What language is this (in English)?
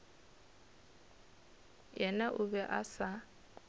Northern Sotho